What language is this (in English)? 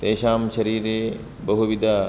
Sanskrit